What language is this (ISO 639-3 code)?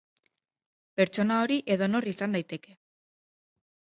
eus